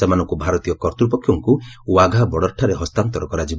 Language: Odia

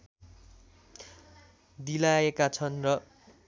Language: Nepali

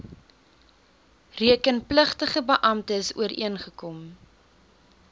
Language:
Afrikaans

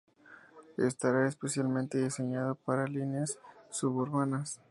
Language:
Spanish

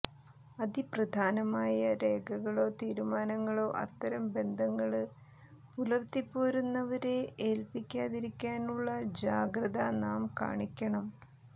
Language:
Malayalam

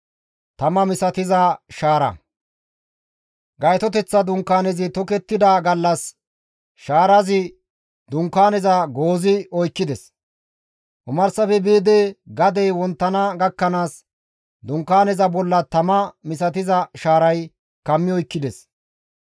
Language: Gamo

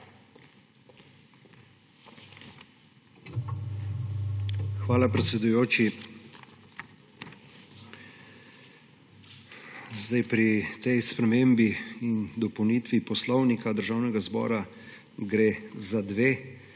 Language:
Slovenian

